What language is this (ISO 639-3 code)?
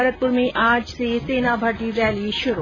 hin